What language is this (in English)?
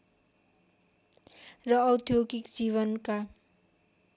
Nepali